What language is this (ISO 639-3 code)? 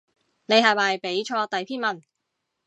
yue